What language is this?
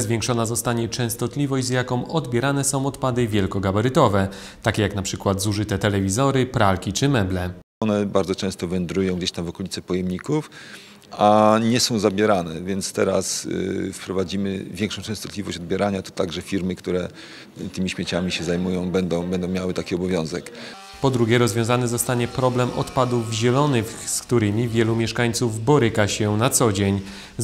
Polish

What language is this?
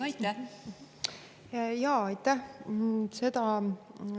Estonian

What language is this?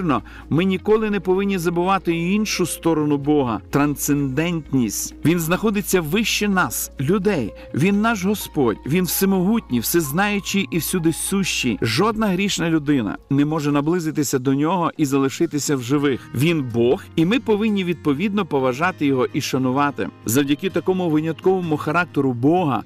Ukrainian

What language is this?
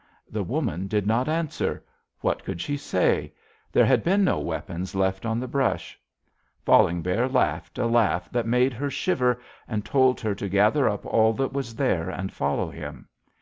English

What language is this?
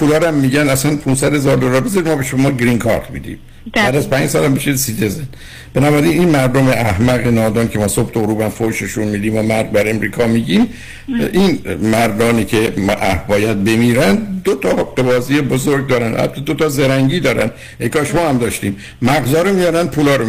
Persian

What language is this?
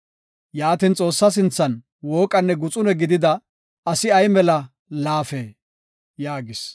Gofa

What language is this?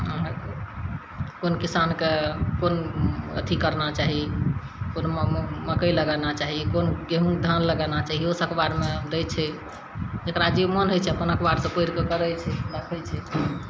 Maithili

